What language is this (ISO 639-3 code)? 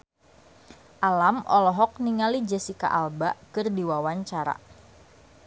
sun